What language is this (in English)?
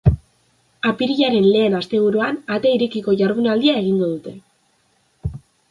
Basque